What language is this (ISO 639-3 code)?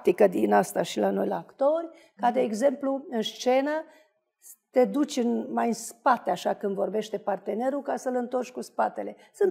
ron